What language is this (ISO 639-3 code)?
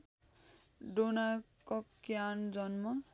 nep